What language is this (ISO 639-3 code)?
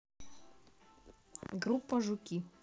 rus